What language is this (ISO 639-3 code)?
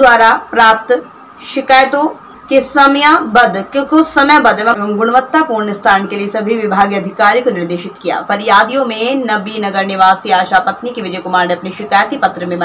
hin